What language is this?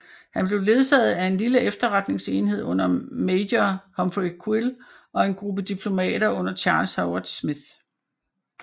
Danish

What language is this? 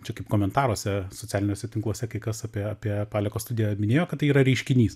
Lithuanian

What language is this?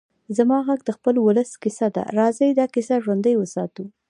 Pashto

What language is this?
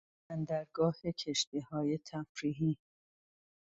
Persian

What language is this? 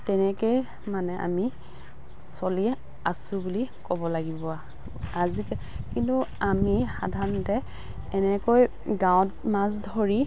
Assamese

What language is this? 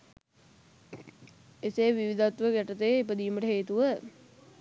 Sinhala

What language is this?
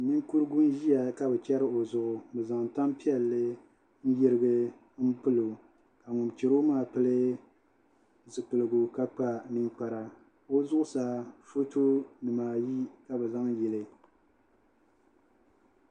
Dagbani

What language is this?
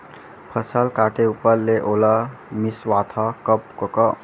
Chhattisgarhi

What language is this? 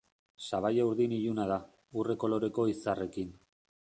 Basque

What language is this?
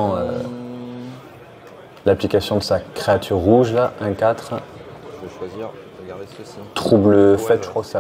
French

